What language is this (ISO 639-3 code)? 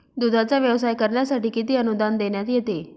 mar